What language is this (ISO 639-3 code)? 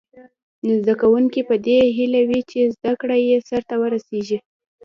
pus